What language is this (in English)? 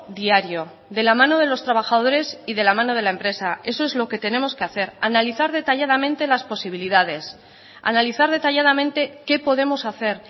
Spanish